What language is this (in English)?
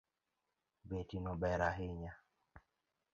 Luo (Kenya and Tanzania)